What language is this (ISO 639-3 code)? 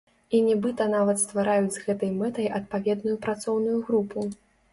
bel